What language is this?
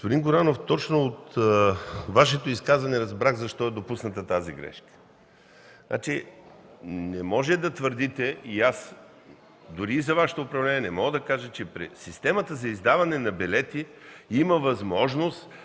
Bulgarian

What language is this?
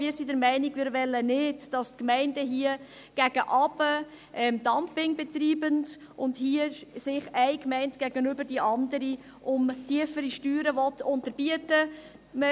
Swiss German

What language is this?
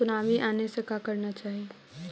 Magahi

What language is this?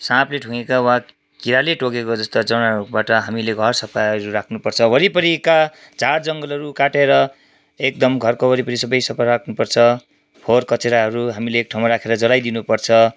Nepali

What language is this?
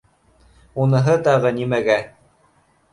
Bashkir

